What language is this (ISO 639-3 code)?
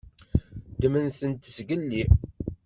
kab